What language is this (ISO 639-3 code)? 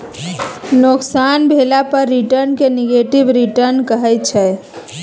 mai